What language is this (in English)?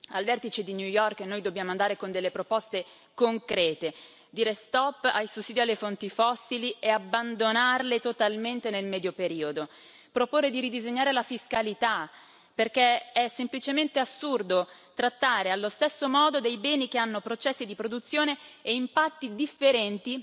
Italian